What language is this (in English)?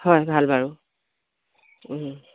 Assamese